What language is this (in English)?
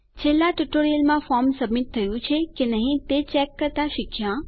Gujarati